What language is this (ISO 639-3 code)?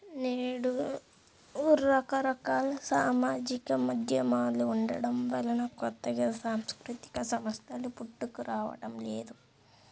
tel